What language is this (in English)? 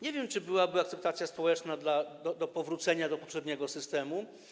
Polish